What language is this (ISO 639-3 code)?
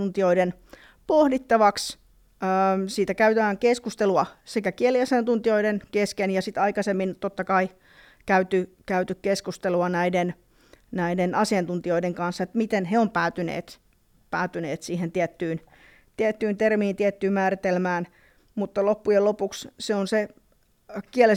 fin